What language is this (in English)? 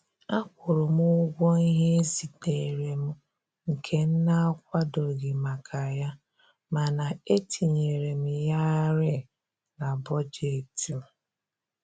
Igbo